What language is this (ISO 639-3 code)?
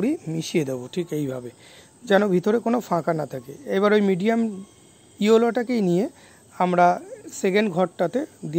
ben